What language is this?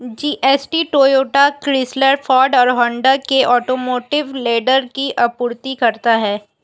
Hindi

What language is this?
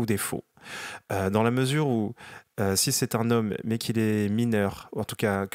French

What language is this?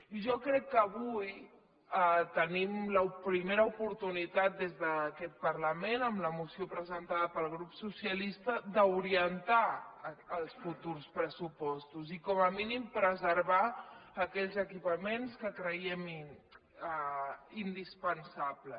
Catalan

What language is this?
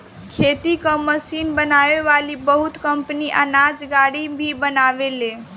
Bhojpuri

